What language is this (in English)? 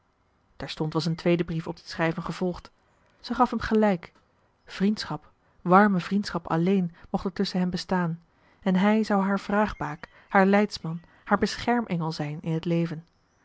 Dutch